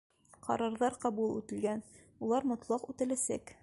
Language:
Bashkir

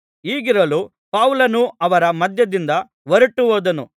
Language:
Kannada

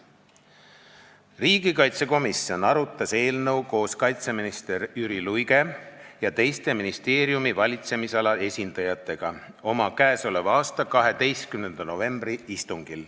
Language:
Estonian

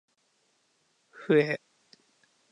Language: Japanese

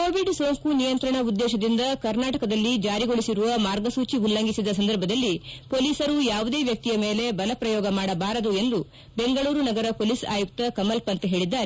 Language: Kannada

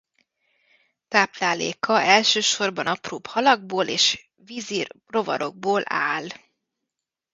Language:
Hungarian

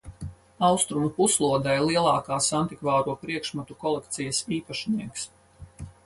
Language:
Latvian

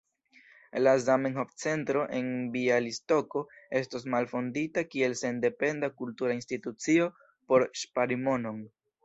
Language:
Esperanto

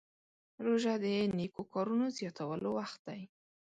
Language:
Pashto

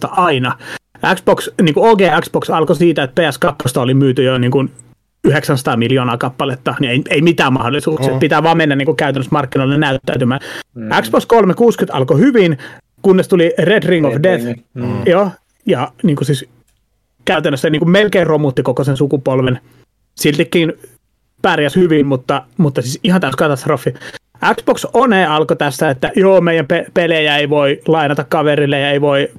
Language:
Finnish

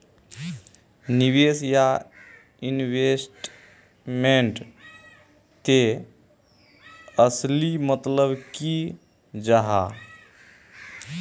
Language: Magahi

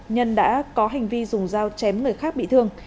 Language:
Vietnamese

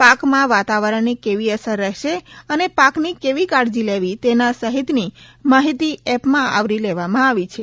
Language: Gujarati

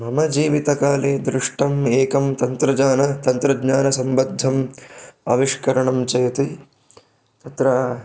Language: Sanskrit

